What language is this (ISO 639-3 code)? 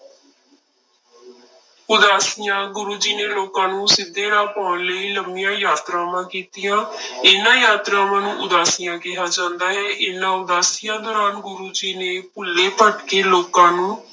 pan